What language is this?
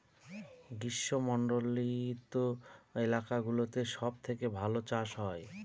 Bangla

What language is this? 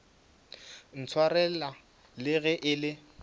Northern Sotho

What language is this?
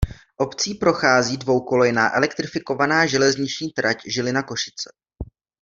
Czech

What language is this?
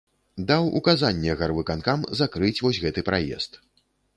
Belarusian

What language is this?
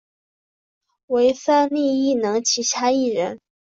Chinese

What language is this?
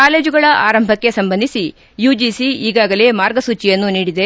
Kannada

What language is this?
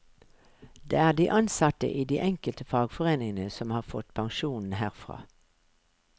Norwegian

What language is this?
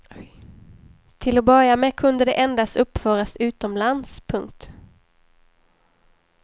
Swedish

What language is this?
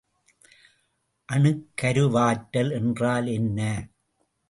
Tamil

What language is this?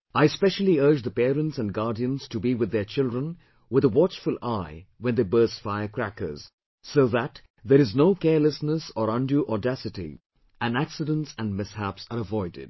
English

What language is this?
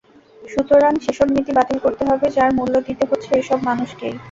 Bangla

